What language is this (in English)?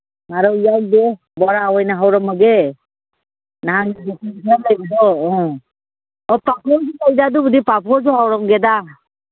Manipuri